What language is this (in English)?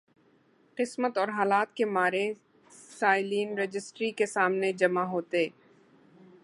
Urdu